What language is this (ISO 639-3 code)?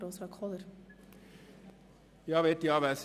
gsw